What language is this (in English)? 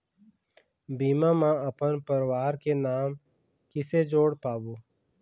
Chhattisgarhi